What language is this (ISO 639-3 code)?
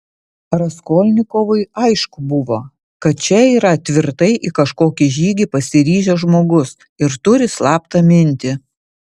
lit